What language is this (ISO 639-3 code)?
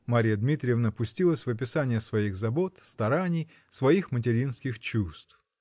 rus